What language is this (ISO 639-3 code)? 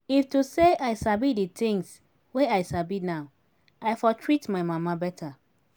pcm